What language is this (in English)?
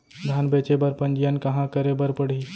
Chhattisgarhi